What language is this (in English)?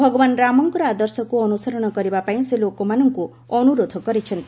Odia